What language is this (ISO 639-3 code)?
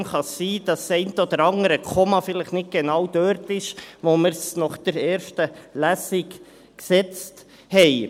gsw